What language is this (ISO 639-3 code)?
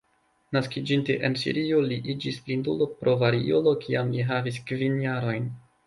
epo